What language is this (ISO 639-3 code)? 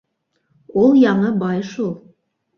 bak